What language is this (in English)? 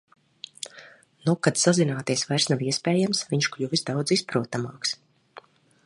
Latvian